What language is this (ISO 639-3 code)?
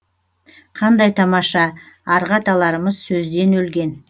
kaz